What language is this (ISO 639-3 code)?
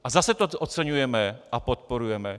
ces